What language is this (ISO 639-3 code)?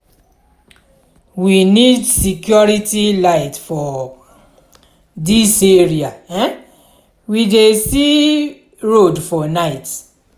pcm